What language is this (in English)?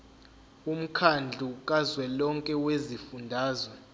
Zulu